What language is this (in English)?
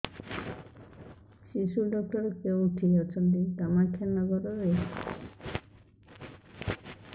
Odia